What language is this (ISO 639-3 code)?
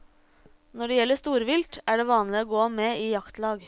nor